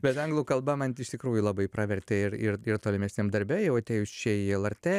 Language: Lithuanian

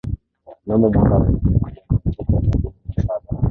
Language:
Swahili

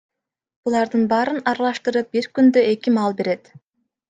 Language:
Kyrgyz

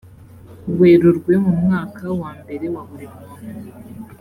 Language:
Kinyarwanda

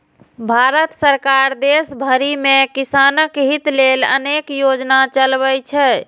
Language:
Maithili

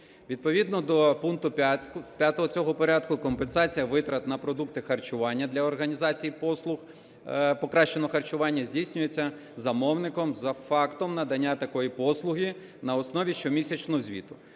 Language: Ukrainian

